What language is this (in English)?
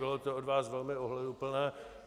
Czech